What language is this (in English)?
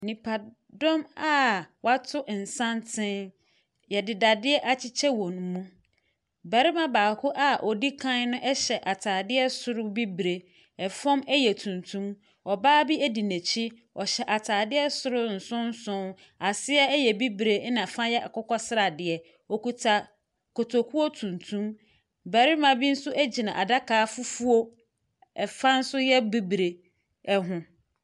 Akan